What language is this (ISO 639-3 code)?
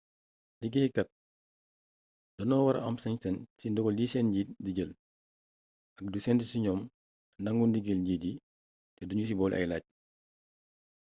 wol